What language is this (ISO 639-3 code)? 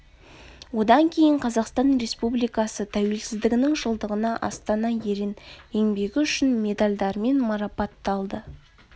kaz